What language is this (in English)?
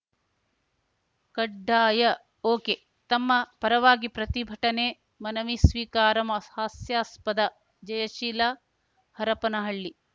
Kannada